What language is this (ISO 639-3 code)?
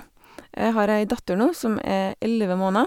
nor